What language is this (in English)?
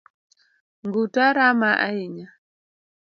Luo (Kenya and Tanzania)